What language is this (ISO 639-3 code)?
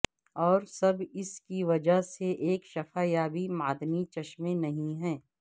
urd